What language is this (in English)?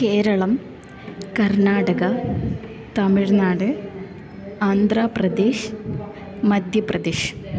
Malayalam